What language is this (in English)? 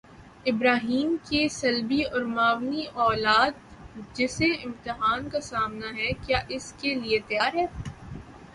Urdu